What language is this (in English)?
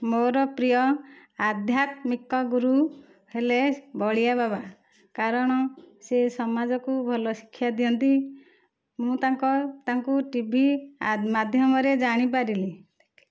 Odia